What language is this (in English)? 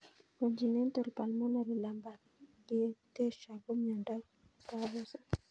Kalenjin